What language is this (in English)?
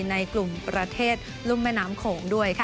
Thai